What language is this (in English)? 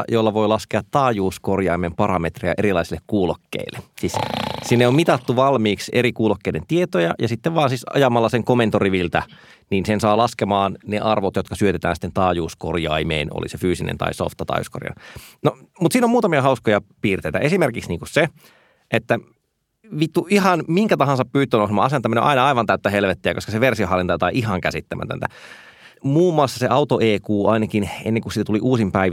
Finnish